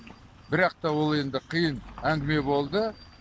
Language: Kazakh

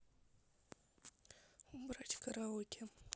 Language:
Russian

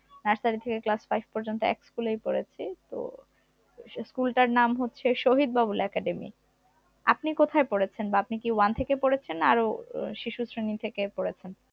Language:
Bangla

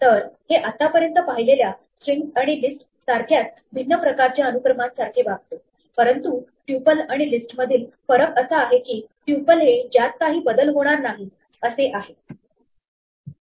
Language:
Marathi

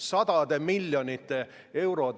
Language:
Estonian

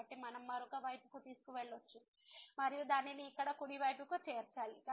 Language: Telugu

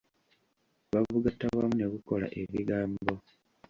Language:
Ganda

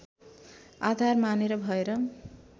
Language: Nepali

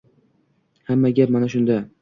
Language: Uzbek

